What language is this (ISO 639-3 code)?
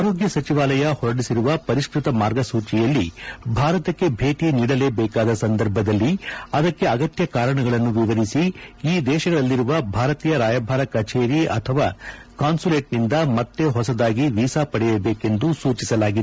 kan